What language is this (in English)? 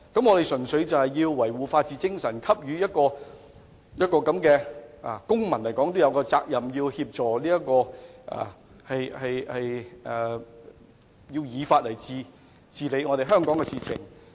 Cantonese